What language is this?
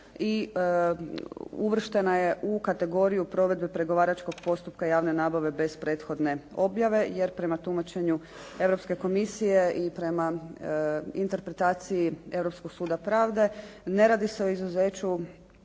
Croatian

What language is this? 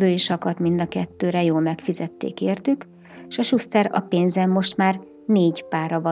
Hungarian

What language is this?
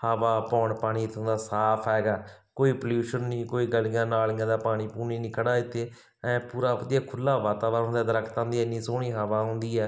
Punjabi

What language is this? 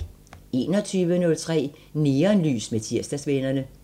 Danish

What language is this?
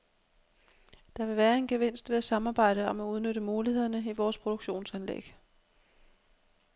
Danish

